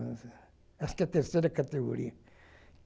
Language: Portuguese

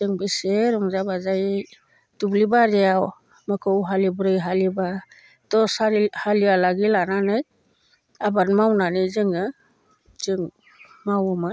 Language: Bodo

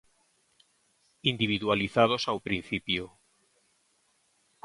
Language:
Galician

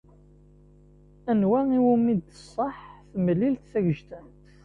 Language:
Kabyle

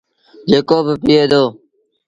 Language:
Sindhi Bhil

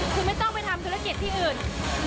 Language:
Thai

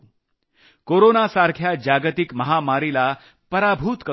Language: Marathi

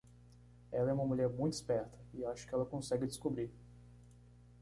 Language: Portuguese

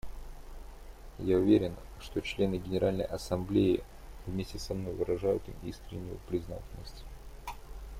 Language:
Russian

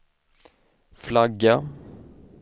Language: Swedish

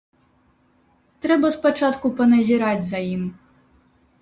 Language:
Belarusian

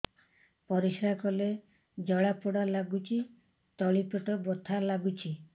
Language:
Odia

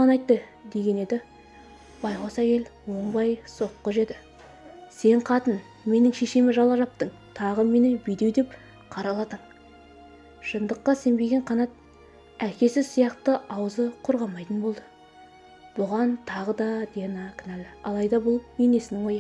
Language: Turkish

